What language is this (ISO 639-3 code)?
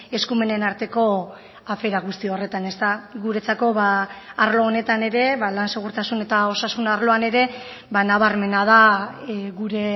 eus